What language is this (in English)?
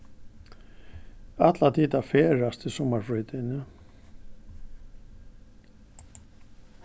Faroese